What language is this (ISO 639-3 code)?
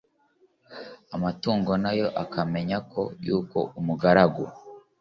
kin